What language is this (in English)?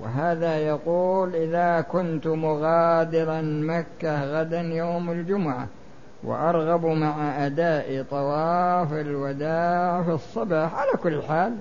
Arabic